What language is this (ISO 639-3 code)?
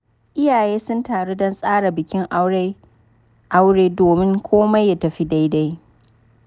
hau